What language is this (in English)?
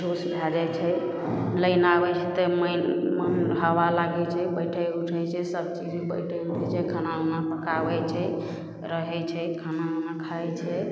Maithili